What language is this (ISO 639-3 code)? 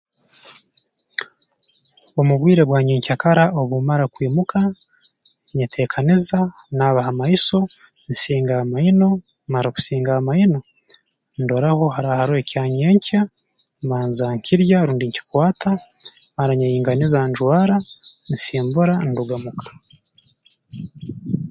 ttj